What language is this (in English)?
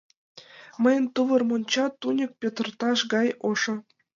Mari